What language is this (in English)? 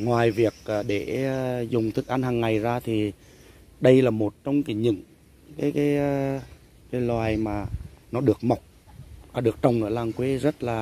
Vietnamese